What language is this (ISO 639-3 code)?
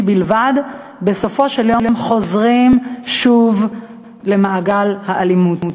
heb